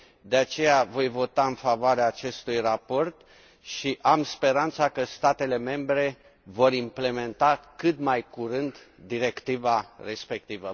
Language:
Romanian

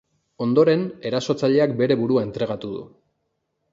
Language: Basque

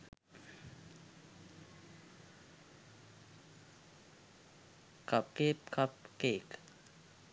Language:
Sinhala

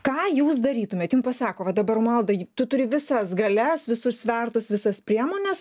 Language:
Lithuanian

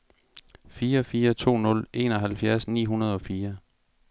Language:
Danish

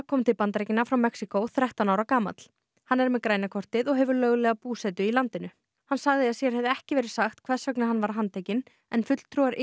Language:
Icelandic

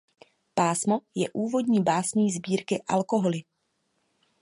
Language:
Czech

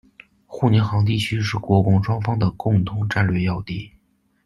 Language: Chinese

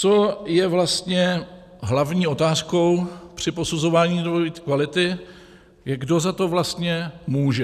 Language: Czech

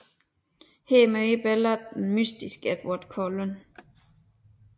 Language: Danish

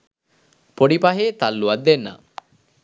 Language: Sinhala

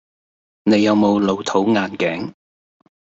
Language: Cantonese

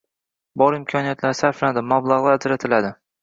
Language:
Uzbek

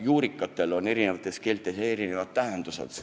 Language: Estonian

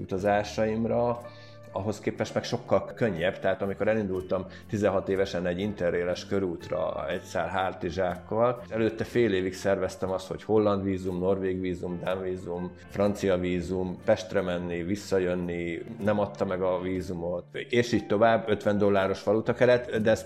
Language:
Hungarian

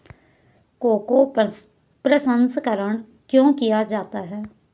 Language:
Hindi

